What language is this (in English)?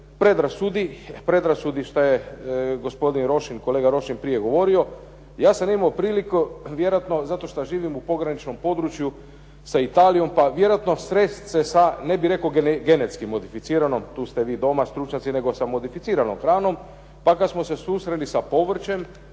Croatian